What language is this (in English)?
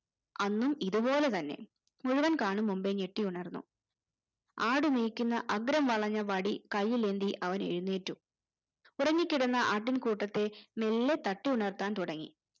Malayalam